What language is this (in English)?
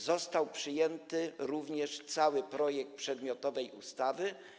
Polish